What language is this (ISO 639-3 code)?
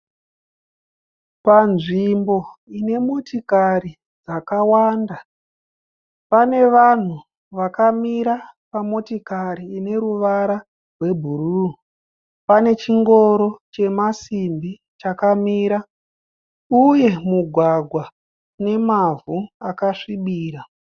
sna